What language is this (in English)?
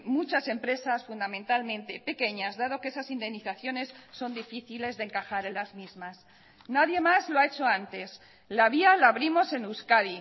Spanish